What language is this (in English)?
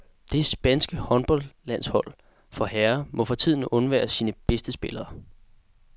Danish